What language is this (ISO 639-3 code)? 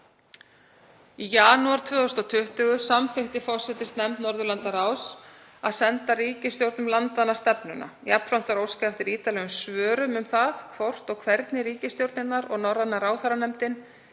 isl